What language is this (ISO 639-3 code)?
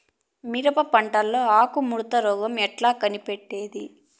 tel